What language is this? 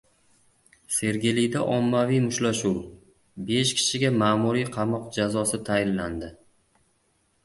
Uzbek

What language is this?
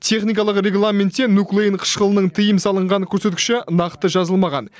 Kazakh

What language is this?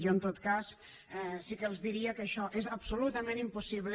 Catalan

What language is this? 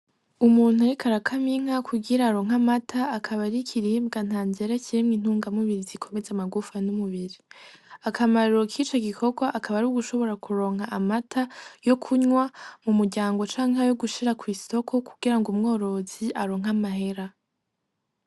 Rundi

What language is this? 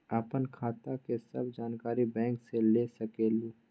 Magahi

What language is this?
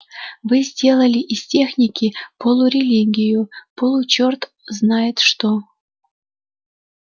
Russian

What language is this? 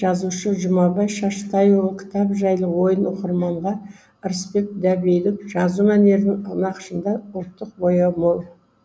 Kazakh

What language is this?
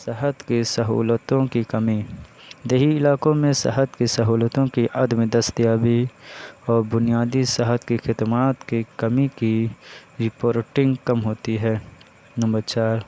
Urdu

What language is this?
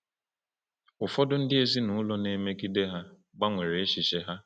Igbo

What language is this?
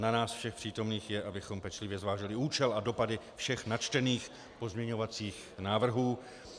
Czech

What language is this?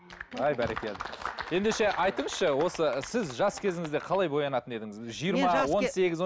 Kazakh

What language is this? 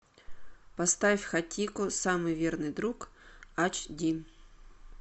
Russian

